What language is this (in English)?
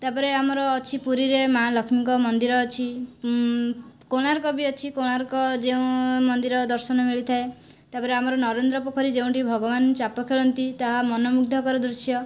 Odia